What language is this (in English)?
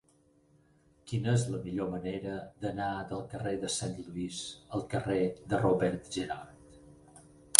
Catalan